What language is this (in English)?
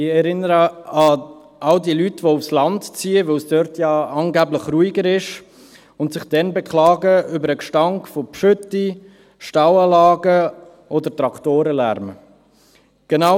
Swiss German